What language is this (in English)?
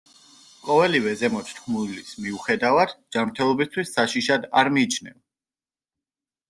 Georgian